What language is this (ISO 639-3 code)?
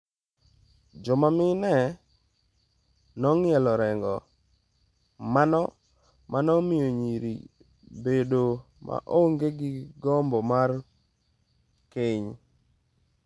luo